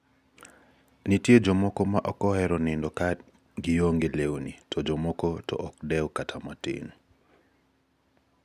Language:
Luo (Kenya and Tanzania)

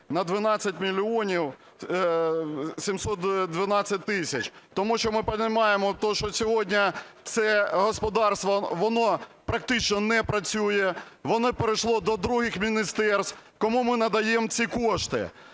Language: Ukrainian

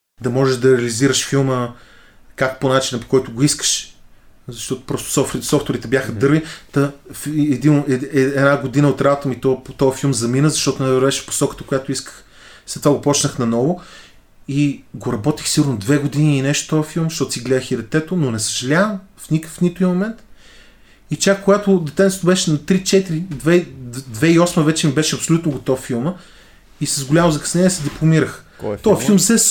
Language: Bulgarian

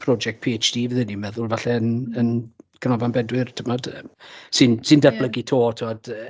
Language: Welsh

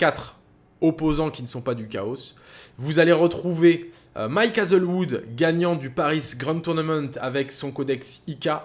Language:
French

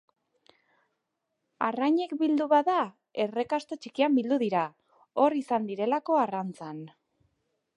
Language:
Basque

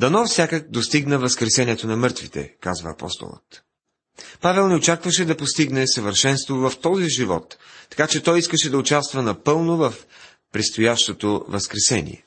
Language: Bulgarian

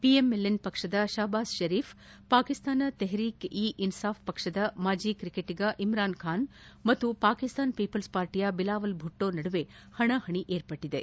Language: Kannada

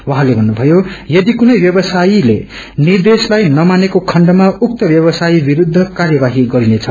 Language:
Nepali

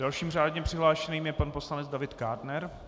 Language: Czech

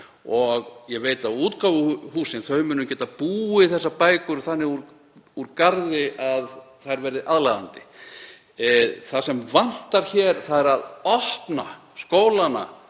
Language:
Icelandic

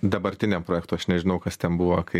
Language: Lithuanian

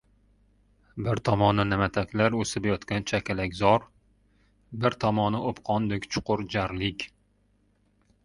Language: Uzbek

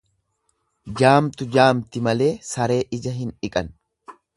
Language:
Oromo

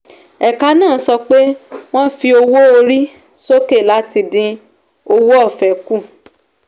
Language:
Yoruba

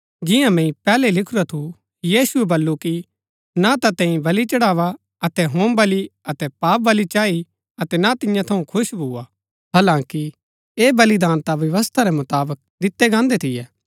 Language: Gaddi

